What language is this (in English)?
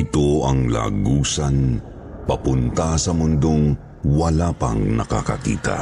Filipino